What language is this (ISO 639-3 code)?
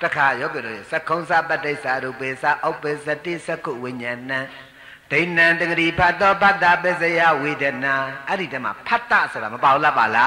tha